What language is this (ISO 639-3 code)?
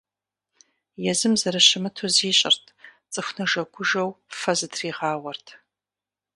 kbd